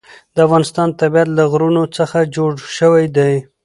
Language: Pashto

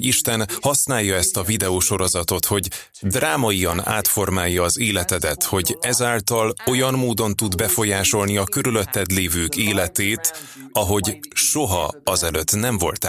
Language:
Hungarian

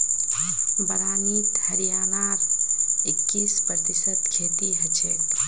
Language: Magahi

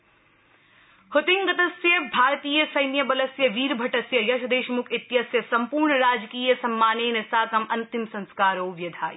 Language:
Sanskrit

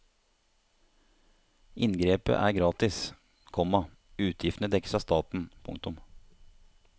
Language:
Norwegian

